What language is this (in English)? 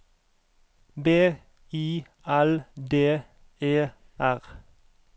Norwegian